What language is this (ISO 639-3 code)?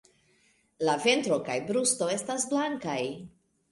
epo